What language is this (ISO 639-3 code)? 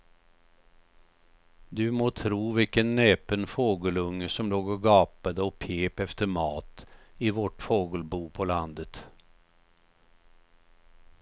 swe